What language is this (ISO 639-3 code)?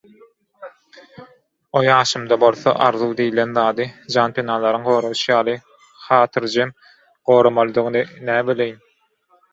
tuk